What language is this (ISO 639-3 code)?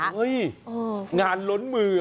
tha